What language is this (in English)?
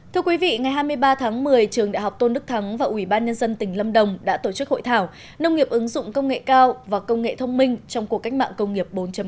Vietnamese